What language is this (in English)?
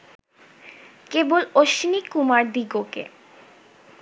Bangla